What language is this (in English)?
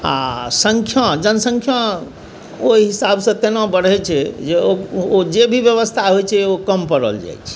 Maithili